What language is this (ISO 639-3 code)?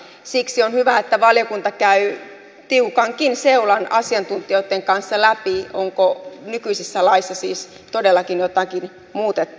fin